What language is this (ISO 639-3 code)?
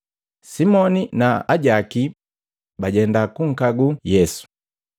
mgv